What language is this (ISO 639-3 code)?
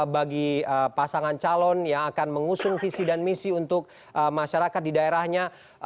ind